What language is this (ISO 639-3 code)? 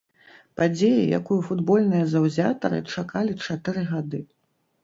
bel